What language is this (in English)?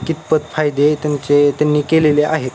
Marathi